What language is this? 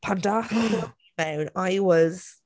Welsh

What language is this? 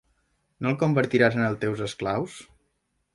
Catalan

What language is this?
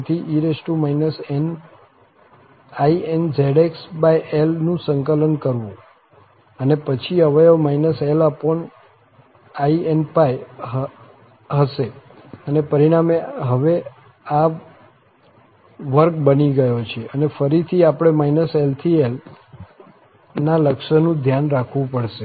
Gujarati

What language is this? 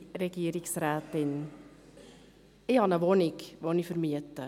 Swiss German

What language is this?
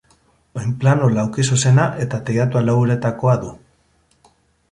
Basque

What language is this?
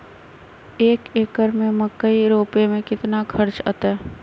Magahi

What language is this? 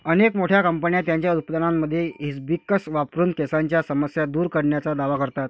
Marathi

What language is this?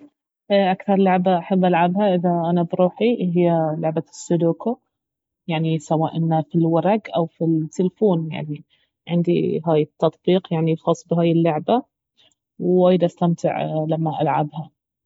Baharna Arabic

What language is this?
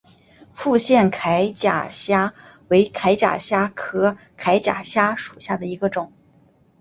Chinese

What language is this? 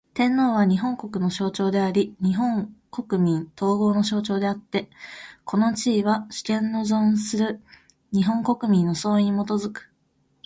Japanese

